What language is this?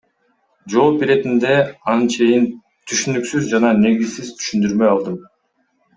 Kyrgyz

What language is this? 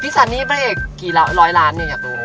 Thai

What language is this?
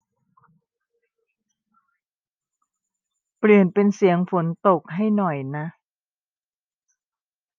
Thai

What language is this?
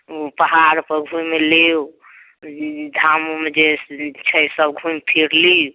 Maithili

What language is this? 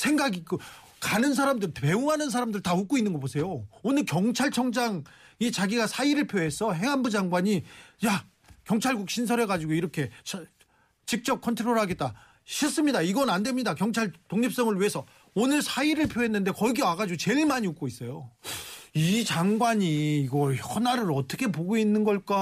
Korean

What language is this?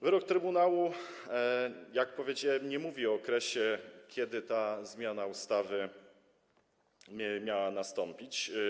Polish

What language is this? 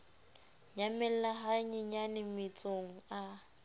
Southern Sotho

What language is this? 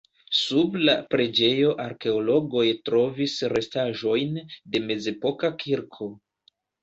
Esperanto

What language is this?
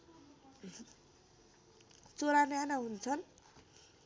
Nepali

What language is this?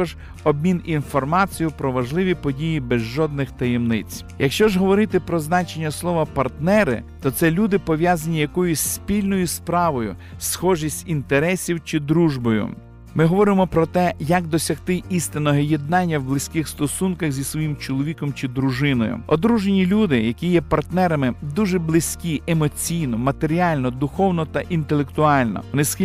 Ukrainian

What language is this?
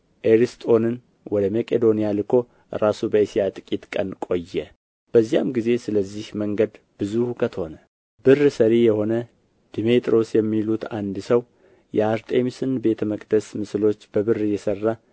Amharic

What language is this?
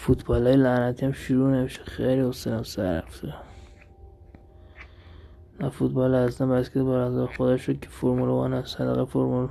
Persian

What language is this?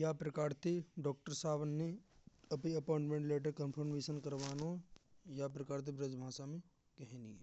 Braj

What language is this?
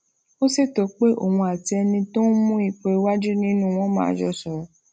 Yoruba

